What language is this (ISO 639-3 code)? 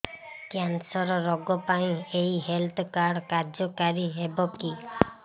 ori